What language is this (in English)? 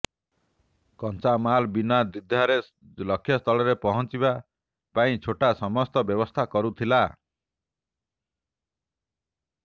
Odia